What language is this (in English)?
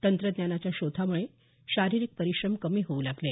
Marathi